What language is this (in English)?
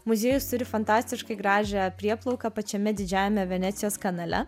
Lithuanian